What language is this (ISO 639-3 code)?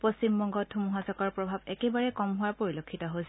asm